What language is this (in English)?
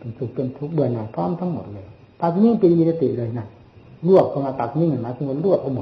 Thai